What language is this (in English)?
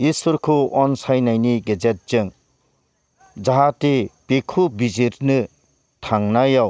Bodo